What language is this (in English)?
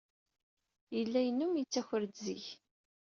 Kabyle